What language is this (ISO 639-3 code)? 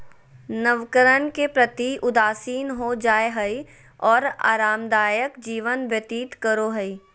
mag